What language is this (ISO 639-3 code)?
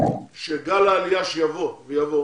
heb